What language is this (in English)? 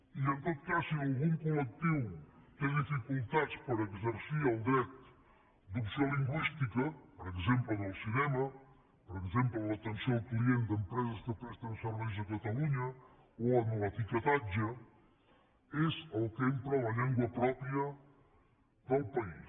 Catalan